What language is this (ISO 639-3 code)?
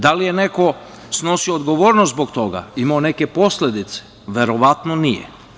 srp